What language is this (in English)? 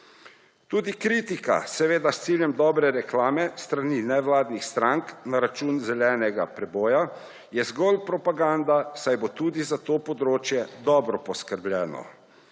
Slovenian